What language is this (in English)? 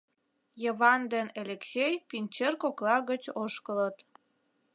Mari